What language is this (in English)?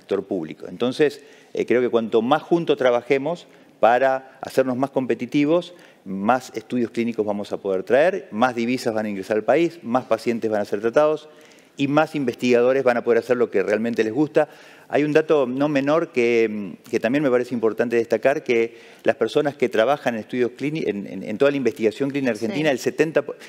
Spanish